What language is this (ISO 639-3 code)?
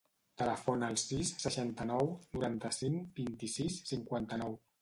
cat